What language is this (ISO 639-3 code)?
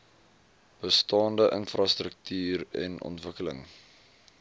afr